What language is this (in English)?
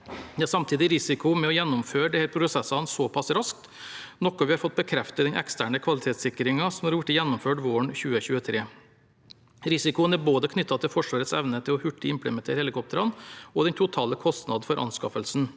Norwegian